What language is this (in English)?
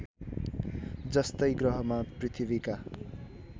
Nepali